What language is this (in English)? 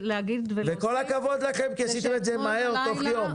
Hebrew